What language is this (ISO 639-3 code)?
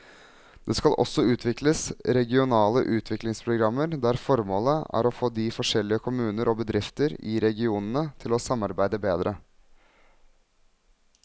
nor